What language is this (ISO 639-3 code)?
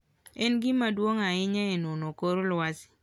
luo